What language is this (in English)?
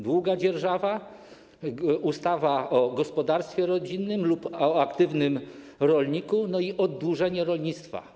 Polish